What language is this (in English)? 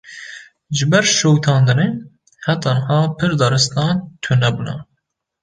Kurdish